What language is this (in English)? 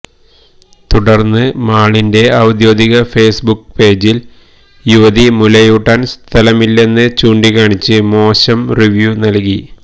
Malayalam